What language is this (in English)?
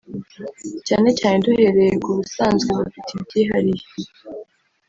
Kinyarwanda